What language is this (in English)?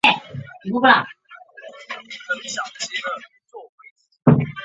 Chinese